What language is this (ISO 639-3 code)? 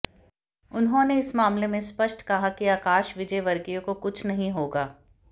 hin